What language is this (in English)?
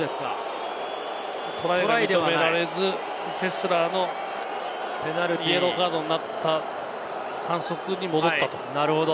Japanese